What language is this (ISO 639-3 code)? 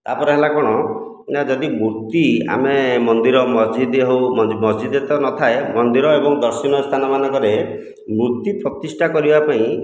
ori